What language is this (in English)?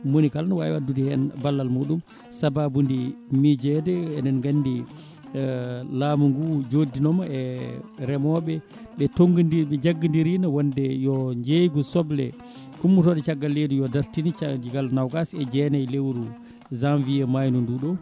Fula